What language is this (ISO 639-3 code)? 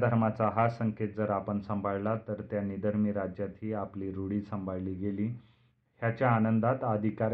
mar